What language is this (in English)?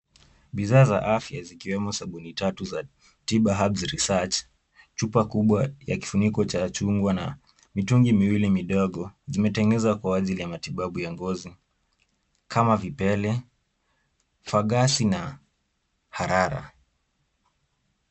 Swahili